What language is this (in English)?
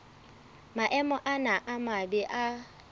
Southern Sotho